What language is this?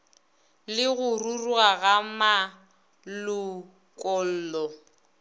Northern Sotho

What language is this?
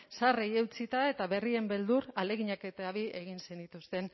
Basque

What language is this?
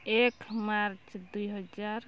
Odia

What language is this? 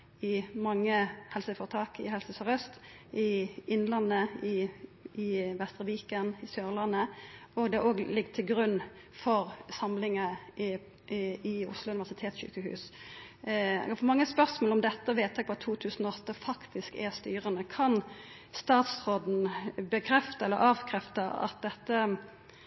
Norwegian Nynorsk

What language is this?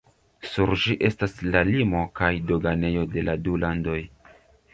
Esperanto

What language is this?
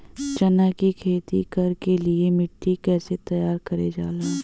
Bhojpuri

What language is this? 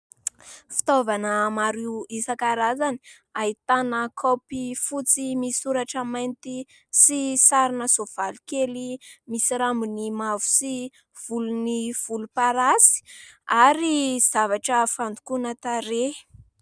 Malagasy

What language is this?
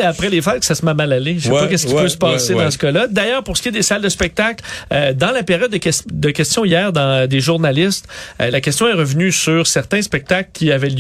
French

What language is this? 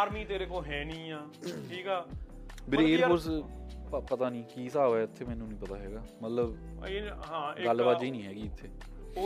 Punjabi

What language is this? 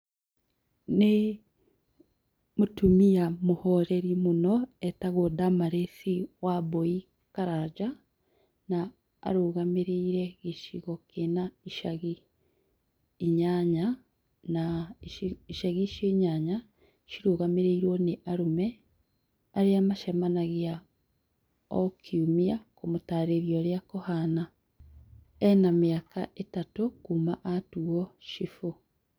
Kikuyu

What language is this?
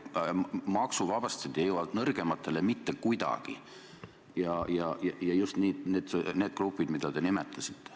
Estonian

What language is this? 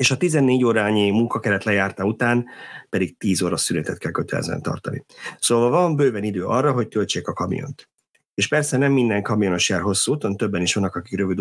Hungarian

